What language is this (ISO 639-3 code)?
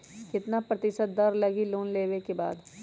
mag